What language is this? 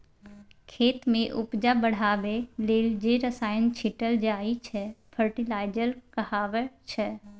Maithili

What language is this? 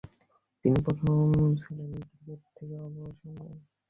Bangla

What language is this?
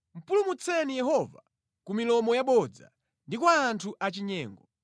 Nyanja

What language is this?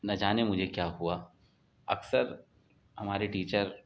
Urdu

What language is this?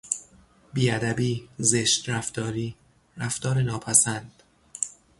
Persian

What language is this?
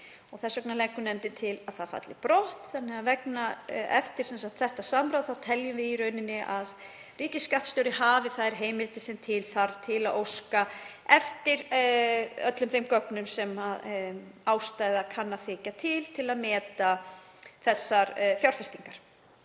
Icelandic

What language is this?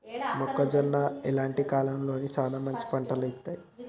Telugu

